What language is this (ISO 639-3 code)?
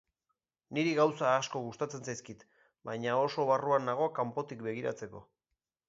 eus